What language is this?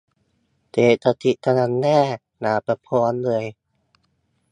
Thai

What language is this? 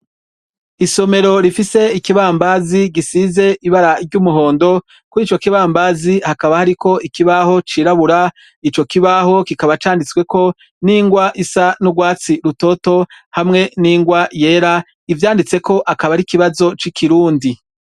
Rundi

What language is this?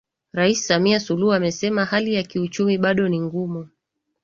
Swahili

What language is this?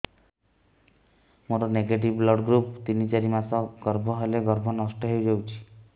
Odia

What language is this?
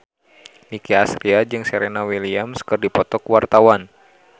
Sundanese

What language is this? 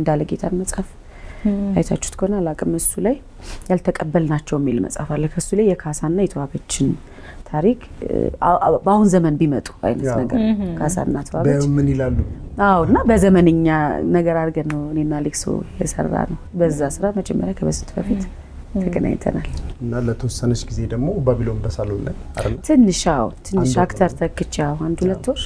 Arabic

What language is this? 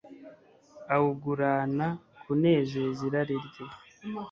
Kinyarwanda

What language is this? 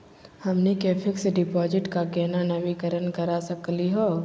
Magahi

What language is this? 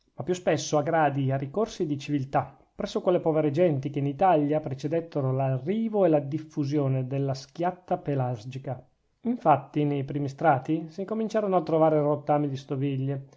Italian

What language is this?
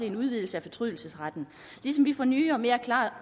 Danish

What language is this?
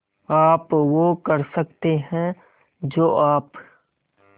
Hindi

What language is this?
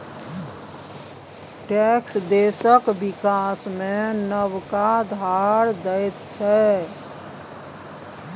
Maithili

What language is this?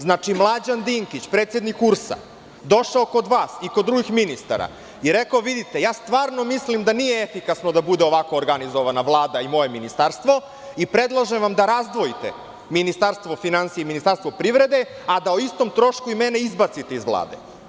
Serbian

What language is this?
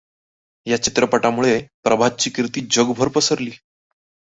Marathi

